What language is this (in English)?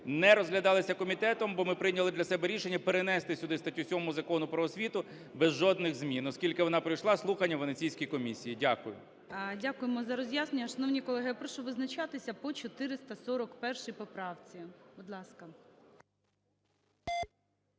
Ukrainian